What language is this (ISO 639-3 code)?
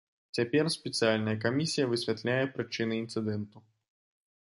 bel